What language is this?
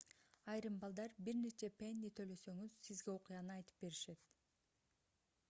Kyrgyz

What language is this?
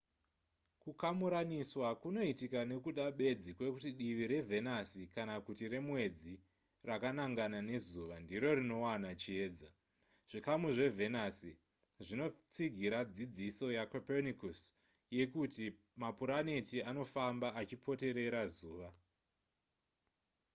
Shona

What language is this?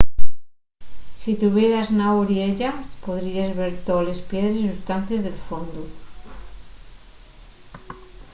Asturian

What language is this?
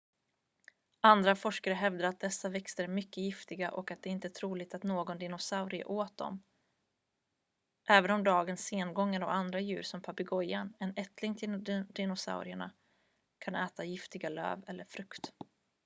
Swedish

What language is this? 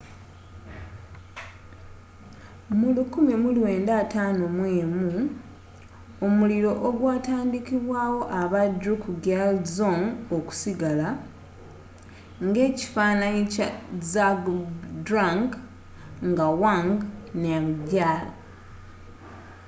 Ganda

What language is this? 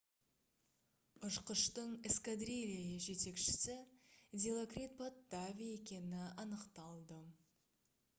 Kazakh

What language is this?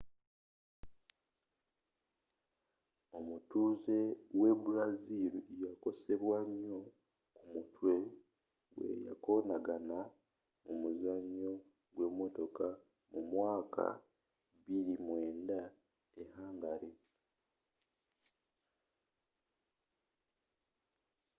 Ganda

